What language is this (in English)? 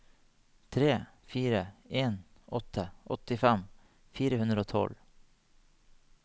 Norwegian